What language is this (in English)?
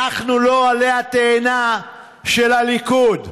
Hebrew